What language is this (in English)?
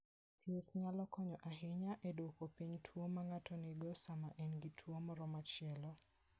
Luo (Kenya and Tanzania)